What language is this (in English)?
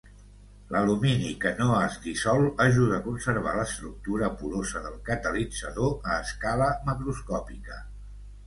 Catalan